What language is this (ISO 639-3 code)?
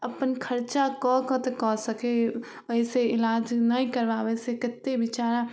mai